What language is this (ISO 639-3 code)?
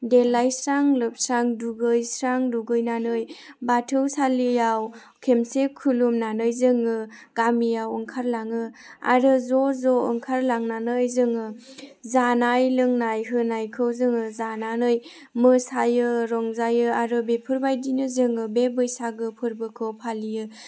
brx